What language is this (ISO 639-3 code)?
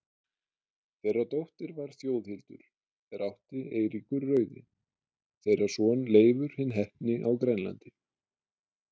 isl